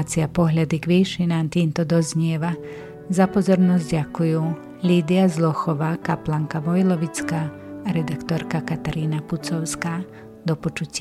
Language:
Slovak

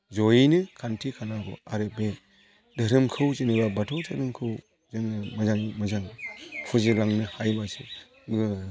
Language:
Bodo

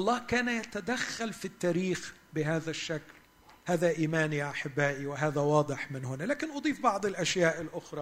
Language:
Arabic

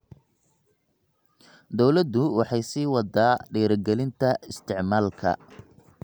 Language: Somali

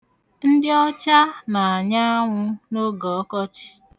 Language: Igbo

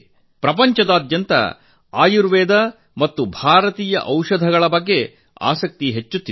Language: Kannada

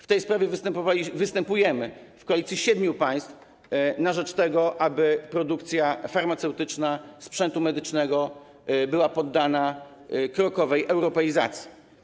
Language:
Polish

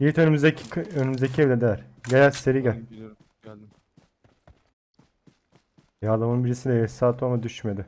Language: Turkish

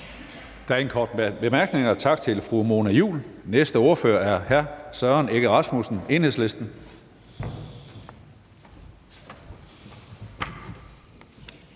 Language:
Danish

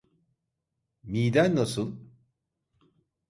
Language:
Turkish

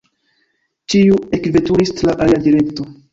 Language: Esperanto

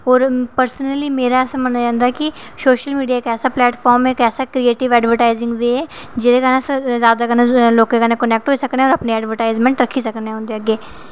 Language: Dogri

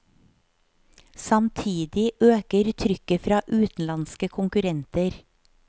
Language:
Norwegian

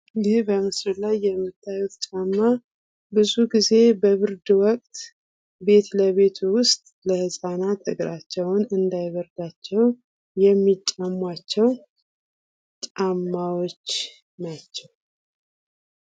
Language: Amharic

